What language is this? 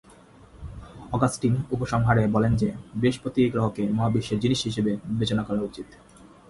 Bangla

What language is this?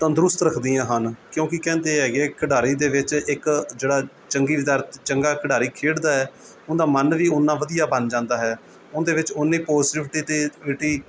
Punjabi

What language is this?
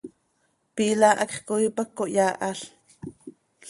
Seri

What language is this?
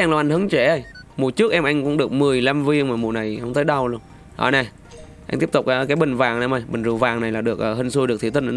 Vietnamese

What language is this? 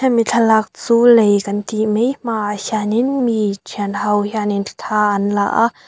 Mizo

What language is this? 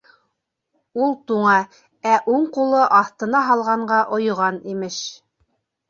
Bashkir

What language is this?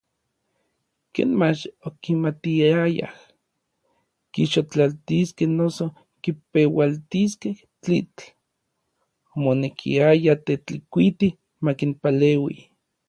Orizaba Nahuatl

